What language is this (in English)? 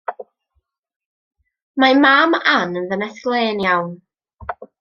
Welsh